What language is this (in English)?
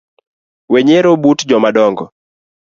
Luo (Kenya and Tanzania)